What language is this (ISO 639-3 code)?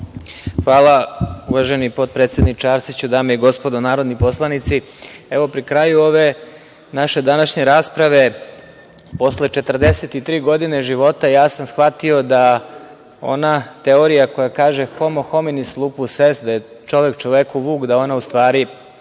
srp